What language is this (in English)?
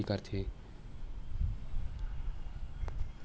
Chhattisgarhi